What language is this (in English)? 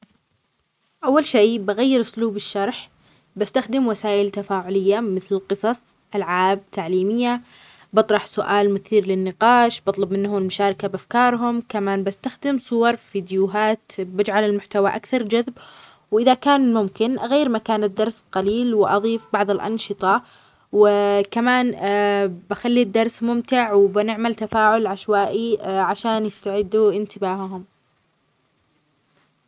Omani Arabic